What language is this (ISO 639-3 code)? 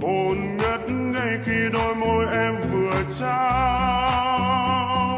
vie